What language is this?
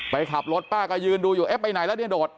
Thai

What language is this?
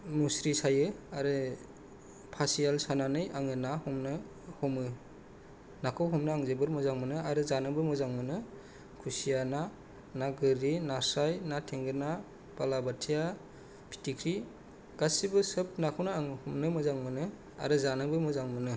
Bodo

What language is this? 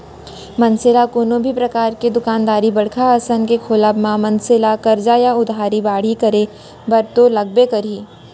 Chhattisgarhi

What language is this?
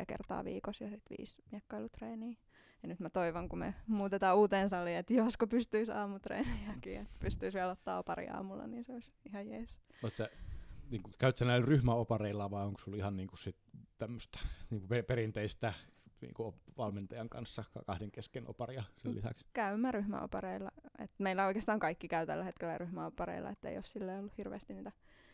Finnish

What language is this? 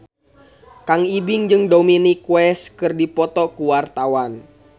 Sundanese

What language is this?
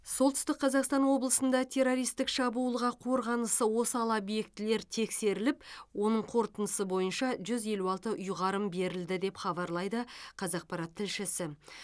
Kazakh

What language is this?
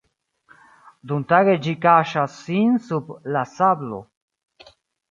Esperanto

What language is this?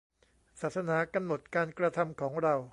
Thai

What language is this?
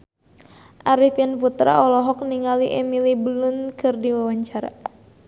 Sundanese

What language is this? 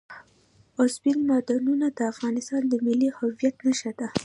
Pashto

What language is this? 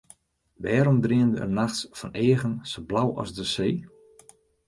Western Frisian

